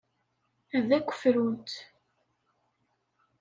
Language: Kabyle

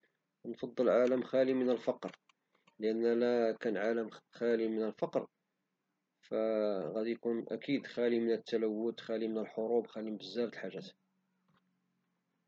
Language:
Moroccan Arabic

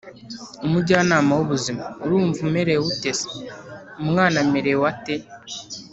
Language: Kinyarwanda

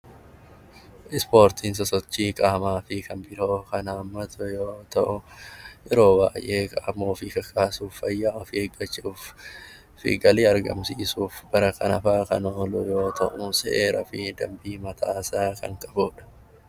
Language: Oromo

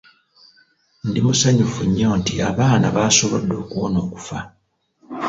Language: Ganda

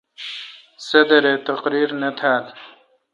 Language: Kalkoti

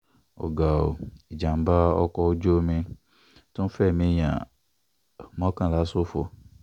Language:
Yoruba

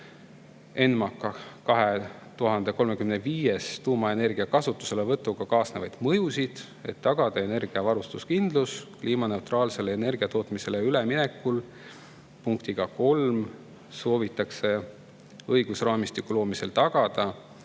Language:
Estonian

